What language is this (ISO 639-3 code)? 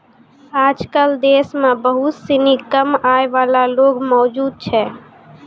mai